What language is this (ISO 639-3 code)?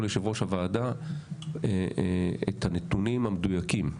heb